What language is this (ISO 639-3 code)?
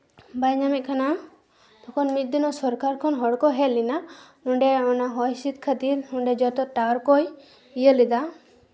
sat